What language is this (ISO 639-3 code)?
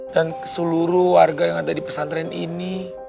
ind